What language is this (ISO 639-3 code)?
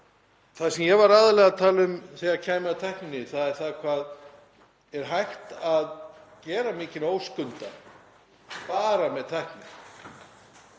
isl